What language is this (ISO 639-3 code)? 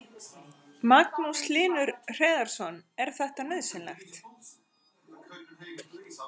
isl